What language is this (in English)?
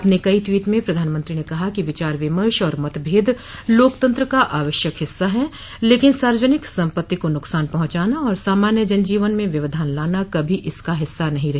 Hindi